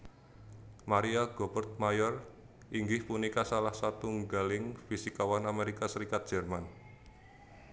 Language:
Javanese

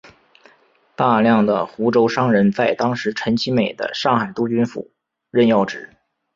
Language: Chinese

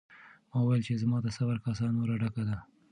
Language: Pashto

